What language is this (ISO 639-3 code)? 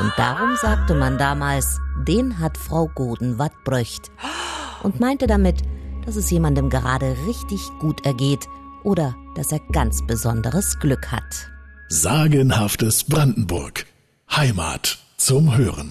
deu